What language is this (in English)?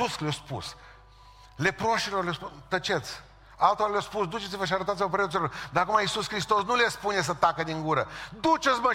Romanian